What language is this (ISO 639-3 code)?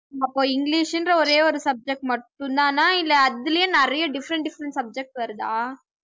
tam